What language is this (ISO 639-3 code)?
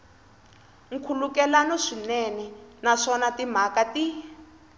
tso